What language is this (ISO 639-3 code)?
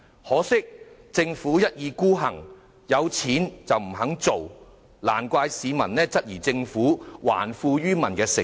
yue